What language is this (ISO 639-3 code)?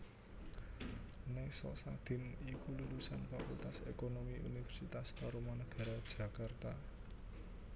jav